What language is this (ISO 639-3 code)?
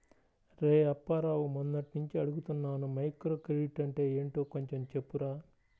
tel